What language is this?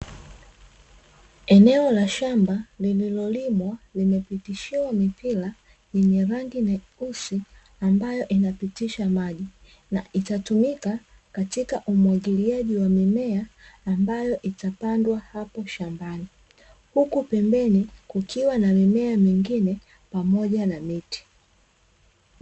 Swahili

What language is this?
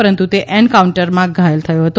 Gujarati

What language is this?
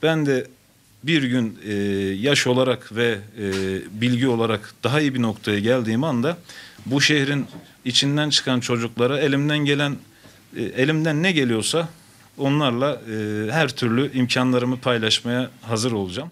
Turkish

